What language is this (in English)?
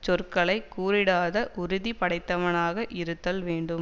Tamil